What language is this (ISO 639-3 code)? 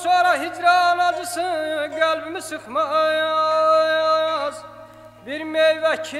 ara